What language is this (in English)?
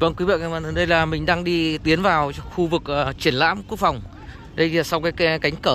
Vietnamese